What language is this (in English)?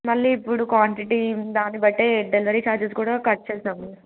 Telugu